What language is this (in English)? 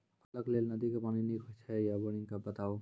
Maithili